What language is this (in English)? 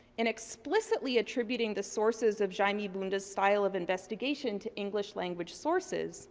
English